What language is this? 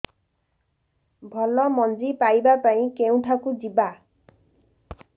Odia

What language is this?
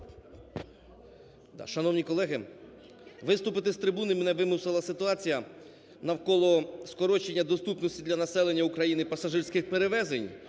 Ukrainian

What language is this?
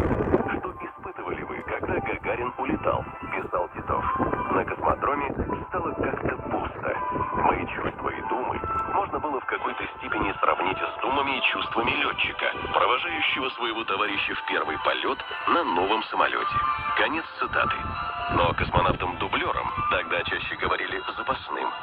Russian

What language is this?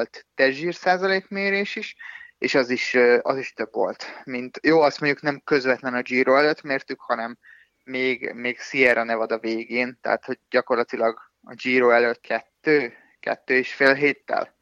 Hungarian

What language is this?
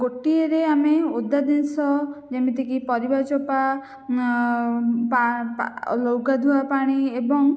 Odia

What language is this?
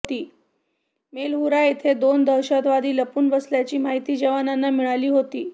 Marathi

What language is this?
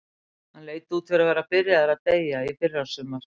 Icelandic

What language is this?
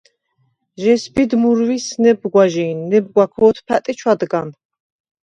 Svan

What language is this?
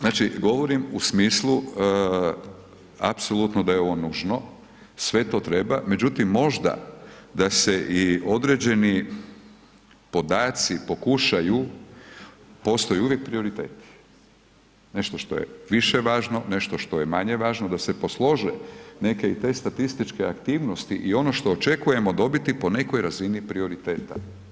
Croatian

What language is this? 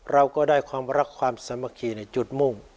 Thai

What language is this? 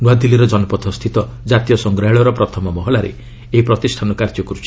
Odia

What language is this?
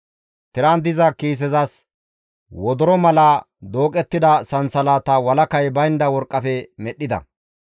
Gamo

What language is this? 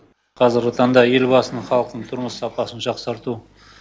Kazakh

